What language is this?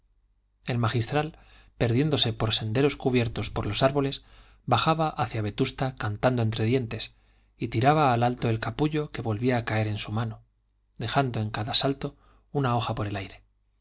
Spanish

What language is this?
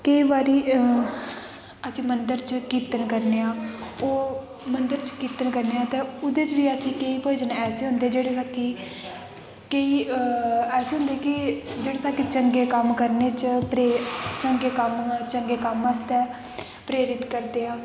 Dogri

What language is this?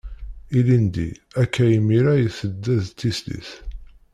Kabyle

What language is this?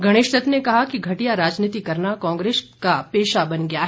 Hindi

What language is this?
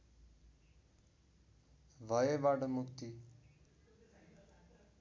Nepali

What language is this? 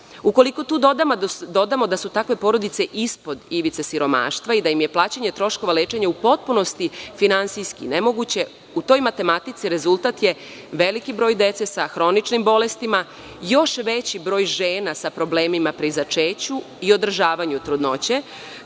Serbian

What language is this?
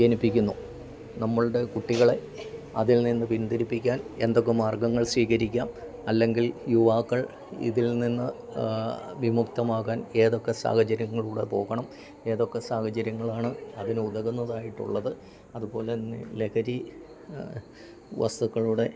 Malayalam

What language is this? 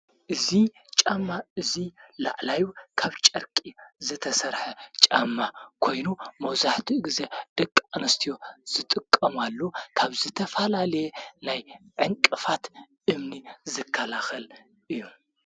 Tigrinya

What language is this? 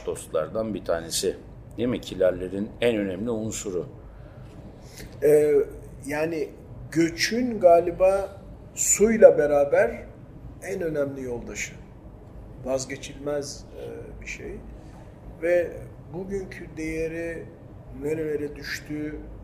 Turkish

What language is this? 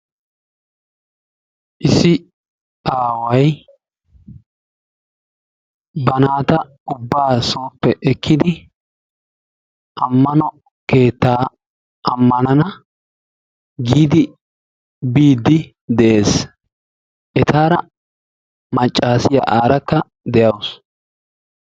Wolaytta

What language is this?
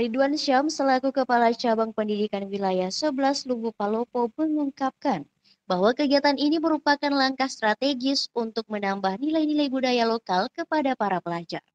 Indonesian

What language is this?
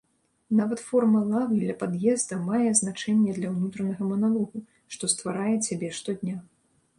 Belarusian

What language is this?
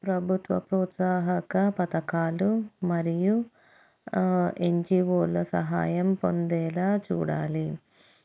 Telugu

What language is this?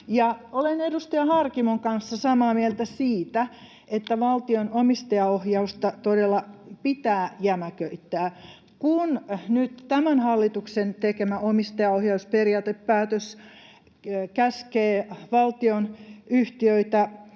Finnish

